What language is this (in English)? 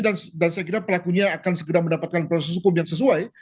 Indonesian